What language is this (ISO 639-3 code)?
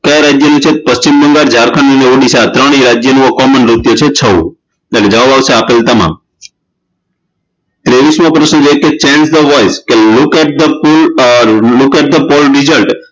guj